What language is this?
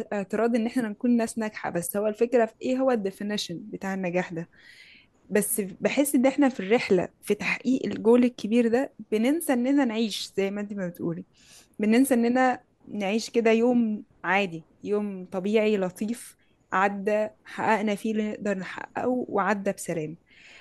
Arabic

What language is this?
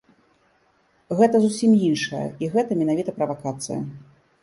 Belarusian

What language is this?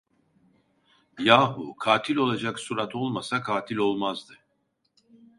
Turkish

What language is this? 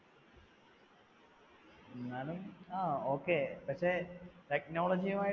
Malayalam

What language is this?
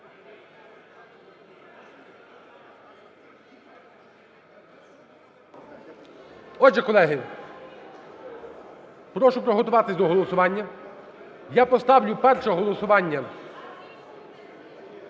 Ukrainian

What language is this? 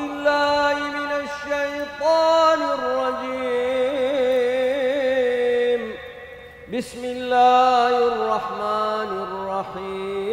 Arabic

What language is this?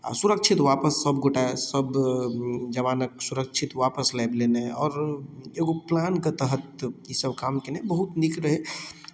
Maithili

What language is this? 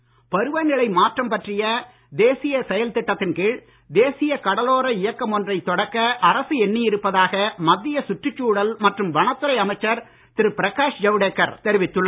Tamil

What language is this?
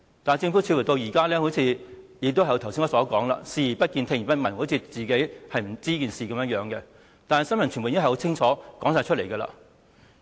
Cantonese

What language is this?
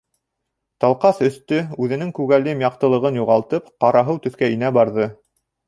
Bashkir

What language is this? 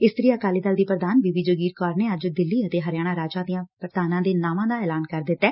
Punjabi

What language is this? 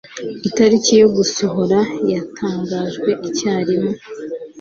Kinyarwanda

